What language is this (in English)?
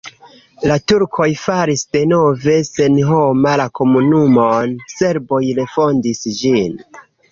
Esperanto